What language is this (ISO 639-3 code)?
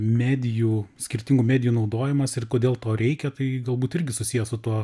lit